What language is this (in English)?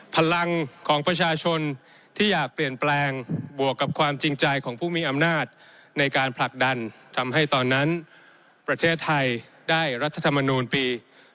Thai